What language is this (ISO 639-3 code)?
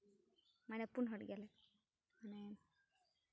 sat